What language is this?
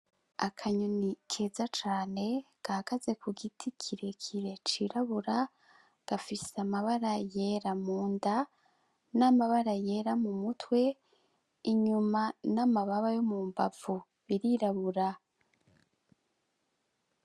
Rundi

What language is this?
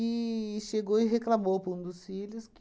Portuguese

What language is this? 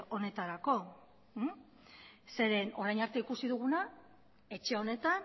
Basque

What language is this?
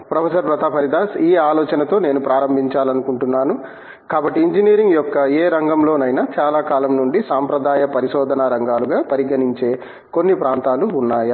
Telugu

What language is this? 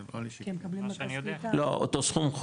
Hebrew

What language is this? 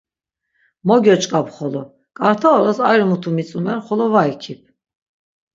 Laz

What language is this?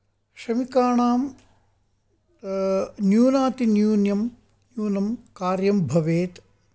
Sanskrit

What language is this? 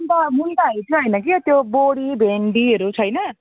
Nepali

